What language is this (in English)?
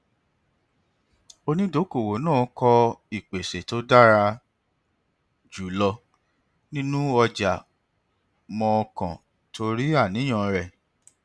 Yoruba